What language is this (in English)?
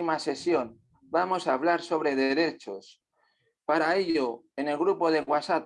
Spanish